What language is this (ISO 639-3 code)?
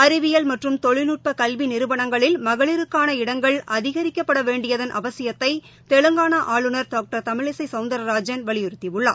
tam